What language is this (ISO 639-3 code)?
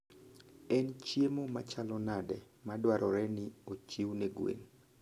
luo